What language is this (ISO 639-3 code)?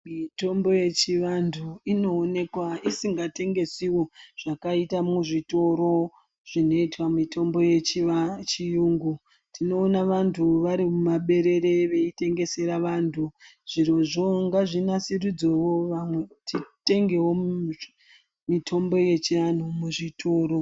ndc